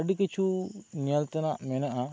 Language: Santali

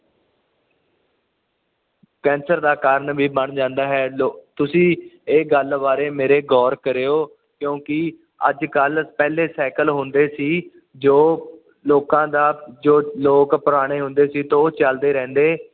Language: Punjabi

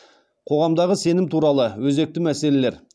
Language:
Kazakh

